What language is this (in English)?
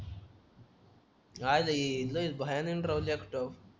Marathi